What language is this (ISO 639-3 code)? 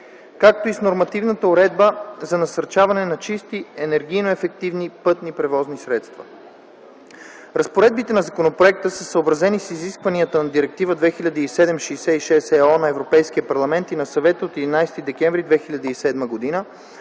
bul